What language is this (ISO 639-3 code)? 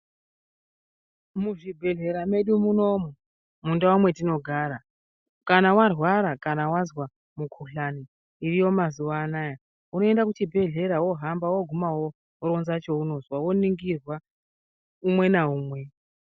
ndc